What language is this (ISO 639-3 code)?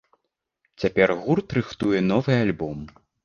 bel